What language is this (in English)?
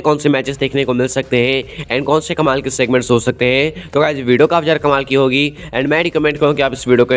Hindi